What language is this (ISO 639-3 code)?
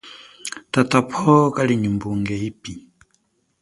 cjk